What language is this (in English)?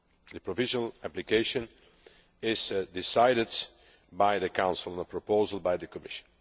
English